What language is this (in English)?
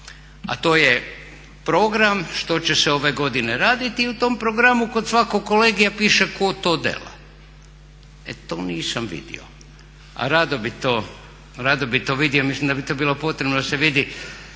Croatian